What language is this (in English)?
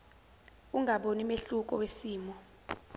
Zulu